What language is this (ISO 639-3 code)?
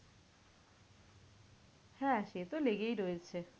ben